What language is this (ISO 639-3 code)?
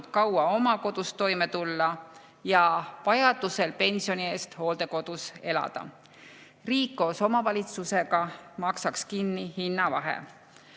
est